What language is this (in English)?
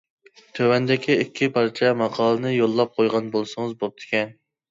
Uyghur